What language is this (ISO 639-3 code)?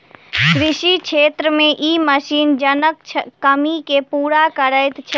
mai